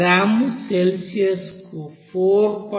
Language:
Telugu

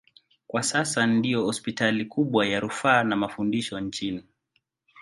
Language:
Swahili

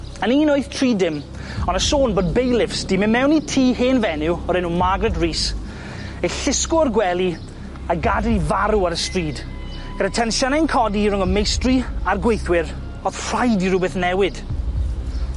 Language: Welsh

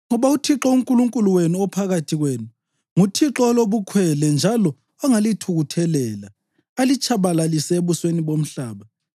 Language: North Ndebele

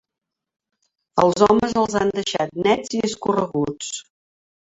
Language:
Catalan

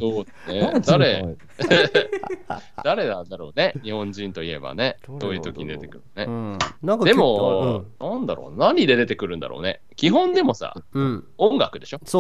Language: Japanese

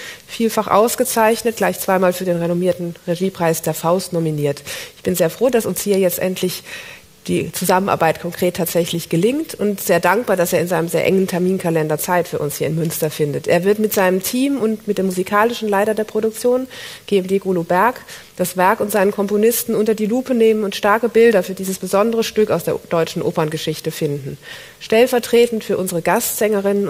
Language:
German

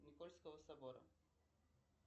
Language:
Russian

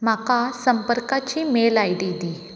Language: Konkani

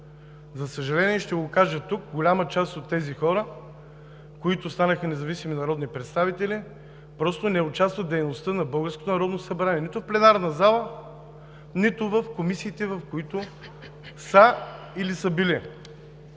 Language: Bulgarian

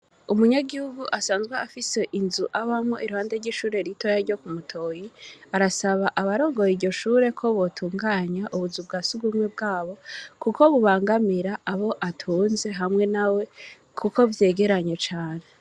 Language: Rundi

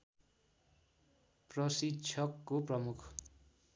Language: Nepali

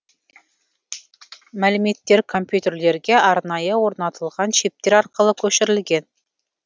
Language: Kazakh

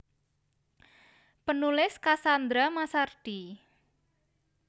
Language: Javanese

